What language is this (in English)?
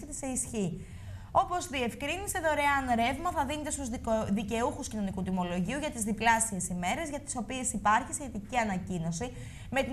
Greek